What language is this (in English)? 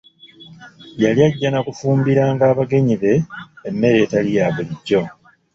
Ganda